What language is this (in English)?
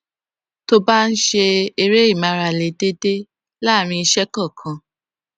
Yoruba